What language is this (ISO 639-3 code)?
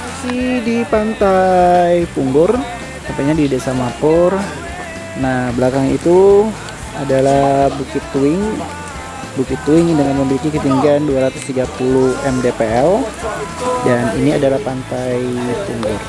ind